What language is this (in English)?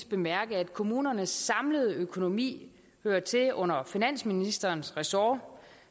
Danish